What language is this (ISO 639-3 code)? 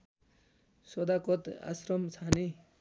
nep